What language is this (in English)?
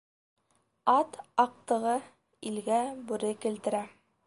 Bashkir